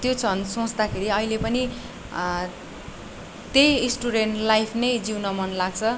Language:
Nepali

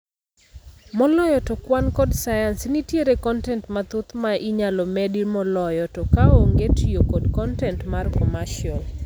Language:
Luo (Kenya and Tanzania)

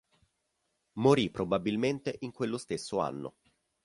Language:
Italian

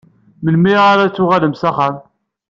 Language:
Kabyle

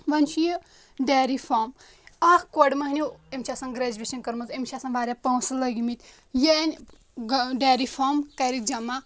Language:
Kashmiri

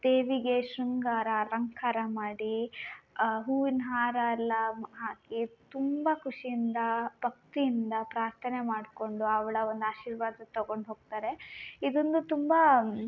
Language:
Kannada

